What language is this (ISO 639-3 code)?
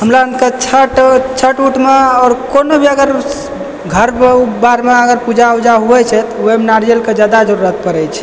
mai